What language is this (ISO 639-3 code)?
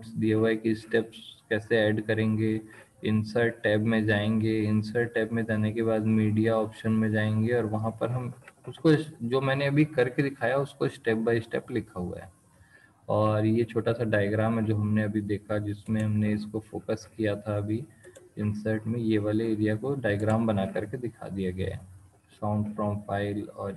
hin